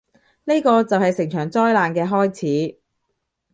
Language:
Cantonese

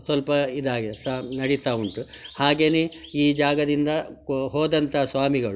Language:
Kannada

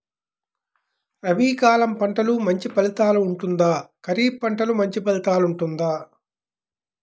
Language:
Telugu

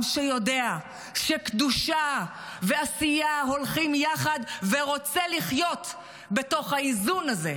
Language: Hebrew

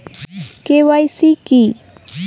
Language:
Bangla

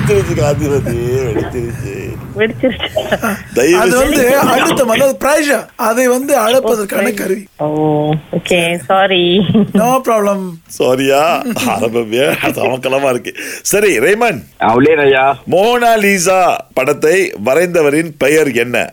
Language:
Tamil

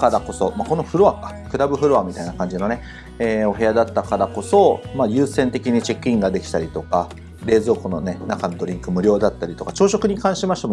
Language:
Japanese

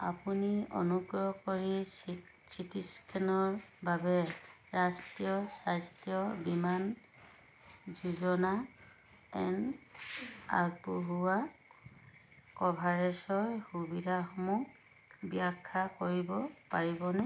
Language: Assamese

